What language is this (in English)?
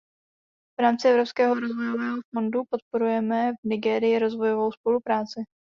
Czech